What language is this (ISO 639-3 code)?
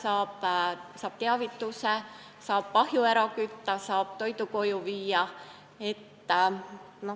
est